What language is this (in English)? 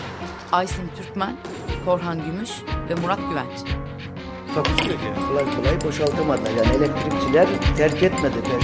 Turkish